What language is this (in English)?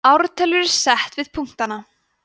Icelandic